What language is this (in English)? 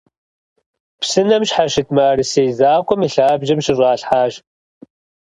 Kabardian